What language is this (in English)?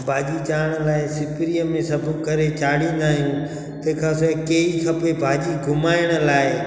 Sindhi